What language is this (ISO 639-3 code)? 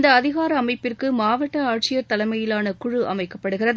tam